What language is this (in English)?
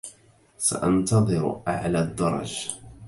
Arabic